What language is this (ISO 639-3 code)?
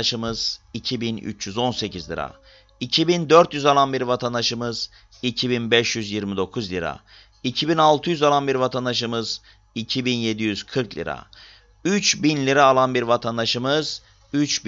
tur